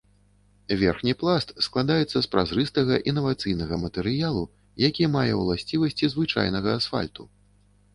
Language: Belarusian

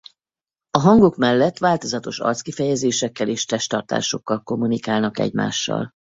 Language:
Hungarian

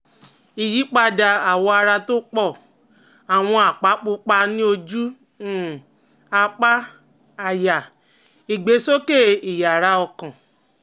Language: Yoruba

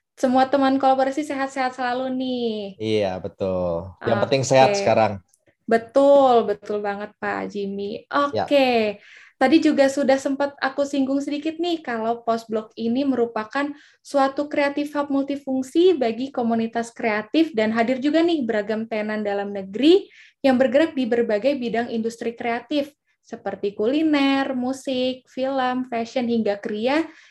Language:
Indonesian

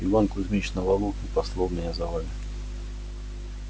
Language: Russian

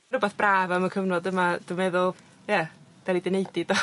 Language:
Welsh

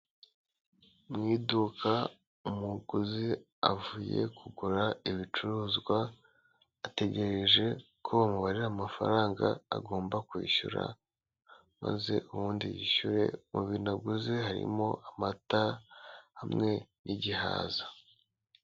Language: Kinyarwanda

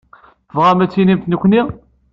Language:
Kabyle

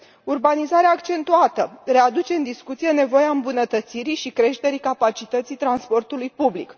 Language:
Romanian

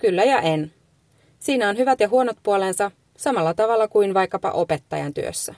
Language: Finnish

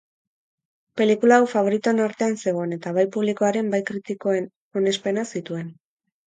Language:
Basque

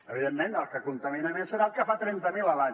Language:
Catalan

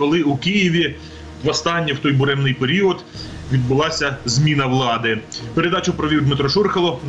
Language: Ukrainian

